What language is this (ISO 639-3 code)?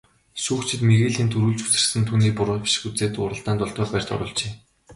mon